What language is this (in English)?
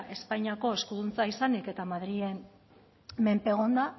Basque